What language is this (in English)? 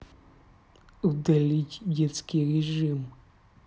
Russian